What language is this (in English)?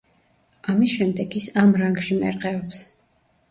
Georgian